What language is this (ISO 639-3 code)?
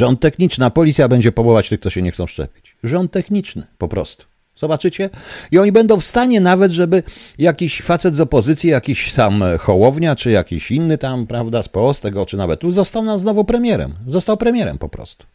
pol